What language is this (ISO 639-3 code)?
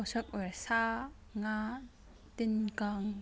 mni